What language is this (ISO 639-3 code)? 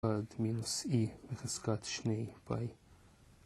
heb